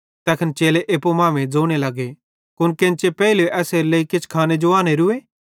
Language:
Bhadrawahi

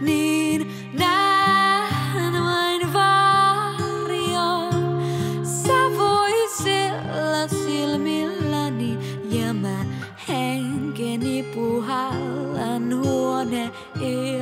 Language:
Latvian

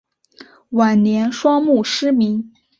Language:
Chinese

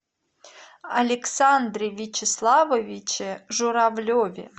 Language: Russian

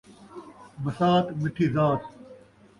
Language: Saraiki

